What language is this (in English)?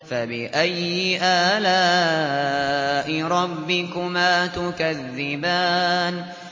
Arabic